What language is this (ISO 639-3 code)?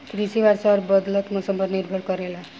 bho